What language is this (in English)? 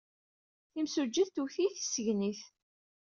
Kabyle